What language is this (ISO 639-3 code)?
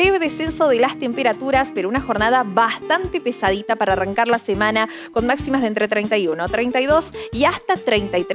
spa